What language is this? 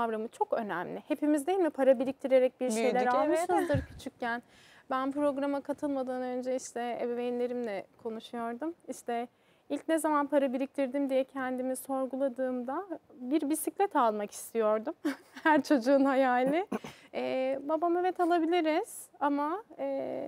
Turkish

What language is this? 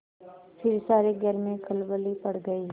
Hindi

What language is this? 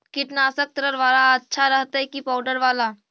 Magahi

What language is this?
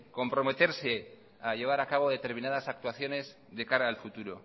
Spanish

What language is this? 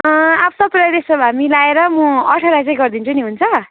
Nepali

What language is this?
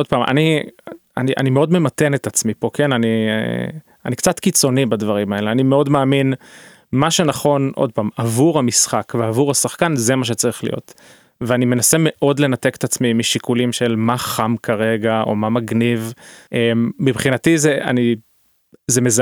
Hebrew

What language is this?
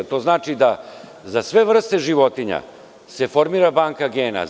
Serbian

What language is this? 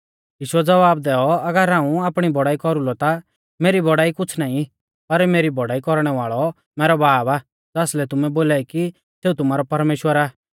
Mahasu Pahari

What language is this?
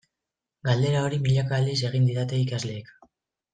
Basque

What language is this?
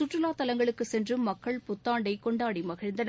Tamil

